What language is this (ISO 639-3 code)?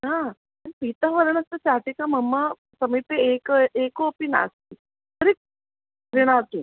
san